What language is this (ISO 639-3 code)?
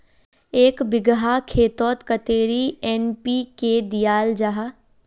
mag